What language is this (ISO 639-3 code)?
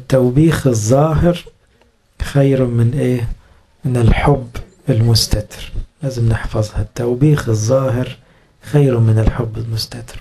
ara